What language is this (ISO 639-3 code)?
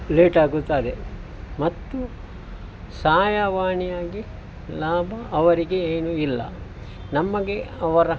kan